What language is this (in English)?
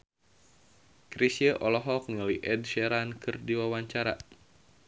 Sundanese